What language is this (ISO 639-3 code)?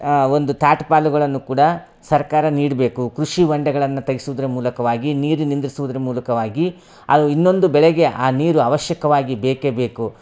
kan